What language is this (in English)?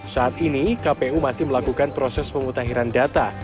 Indonesian